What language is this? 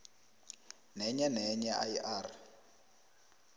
South Ndebele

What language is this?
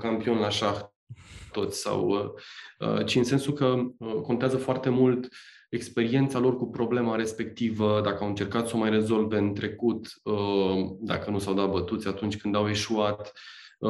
Romanian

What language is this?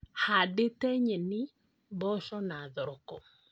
Kikuyu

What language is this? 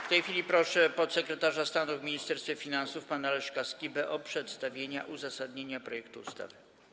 Polish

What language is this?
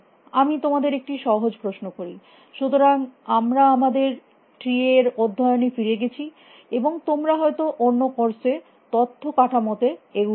Bangla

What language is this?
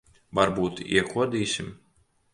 Latvian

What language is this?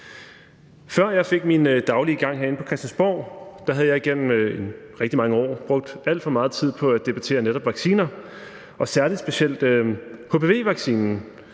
Danish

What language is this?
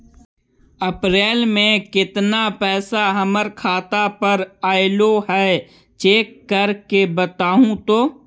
Magahi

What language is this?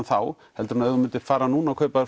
Icelandic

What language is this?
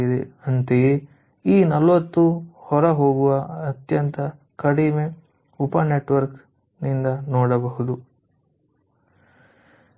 Kannada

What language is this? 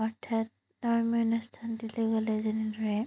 Assamese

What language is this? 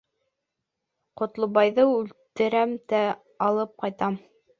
Bashkir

